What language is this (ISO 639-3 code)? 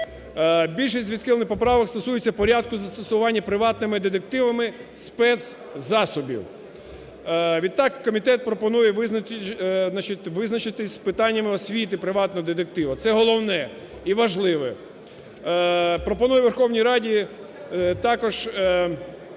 ukr